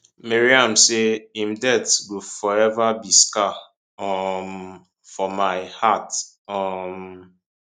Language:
Nigerian Pidgin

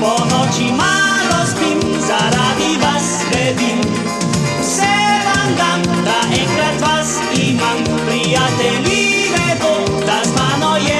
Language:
Romanian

